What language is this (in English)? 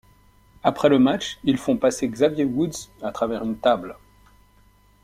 French